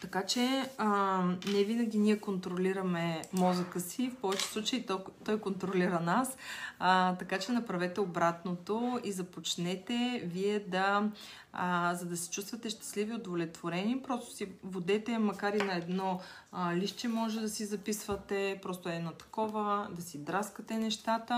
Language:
Bulgarian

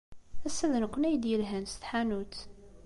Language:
Kabyle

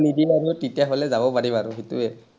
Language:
Assamese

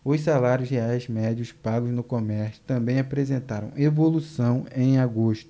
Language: Portuguese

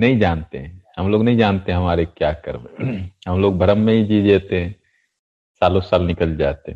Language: Hindi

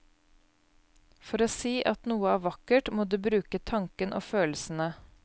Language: Norwegian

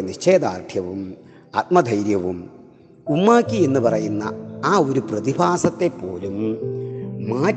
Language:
Malayalam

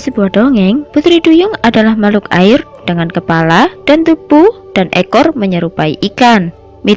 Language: Indonesian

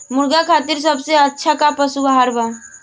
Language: Bhojpuri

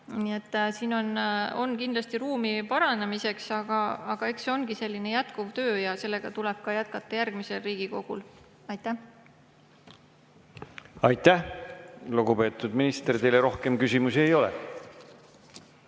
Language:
Estonian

